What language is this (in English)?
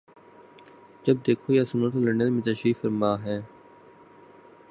Urdu